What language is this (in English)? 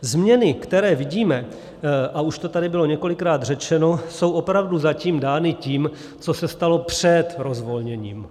Czech